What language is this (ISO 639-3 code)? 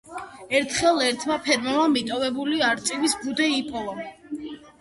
kat